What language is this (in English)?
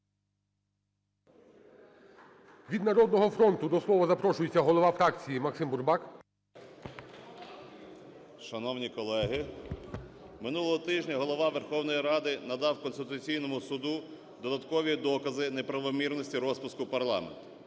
Ukrainian